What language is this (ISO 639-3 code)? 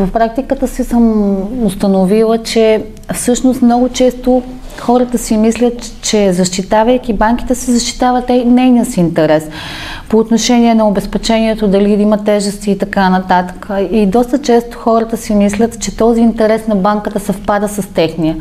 bul